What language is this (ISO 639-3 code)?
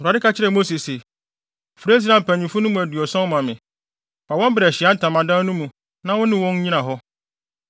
aka